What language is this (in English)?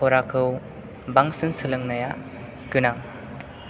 Bodo